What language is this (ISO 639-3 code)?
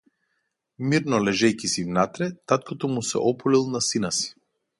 mkd